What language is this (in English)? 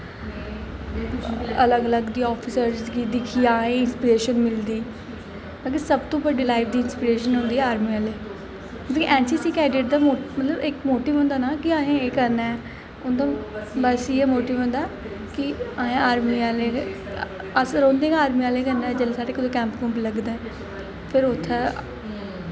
Dogri